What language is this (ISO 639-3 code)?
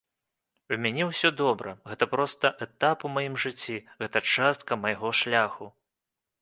bel